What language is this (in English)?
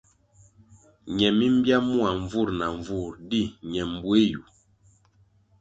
Kwasio